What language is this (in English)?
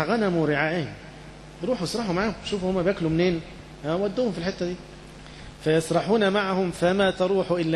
Arabic